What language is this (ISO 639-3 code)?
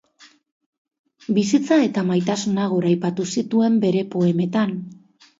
eus